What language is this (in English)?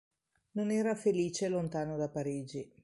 Italian